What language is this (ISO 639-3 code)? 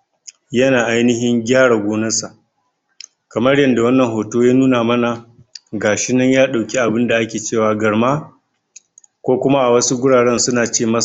hau